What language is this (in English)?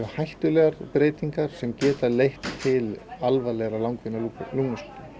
Icelandic